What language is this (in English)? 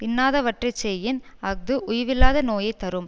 Tamil